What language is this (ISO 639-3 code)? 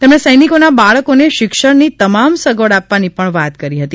guj